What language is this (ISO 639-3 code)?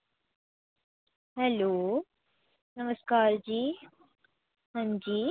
doi